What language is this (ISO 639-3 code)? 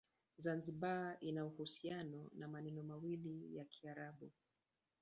swa